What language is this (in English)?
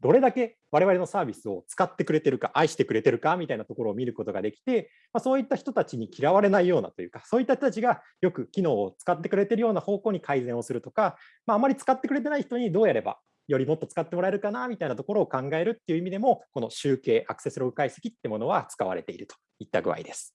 Japanese